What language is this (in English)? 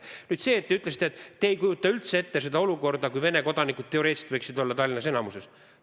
Estonian